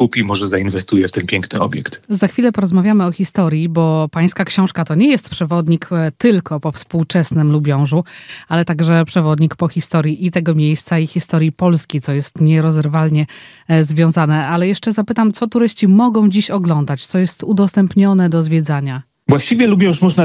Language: Polish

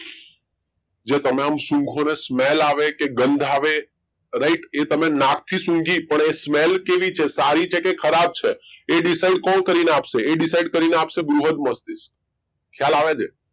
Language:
Gujarati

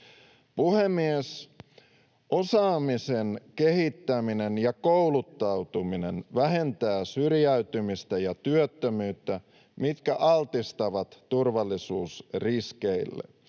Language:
Finnish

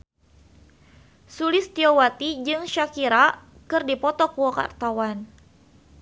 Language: Sundanese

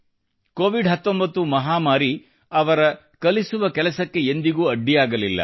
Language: Kannada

